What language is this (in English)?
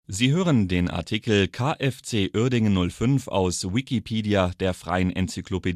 German